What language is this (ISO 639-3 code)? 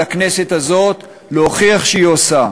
heb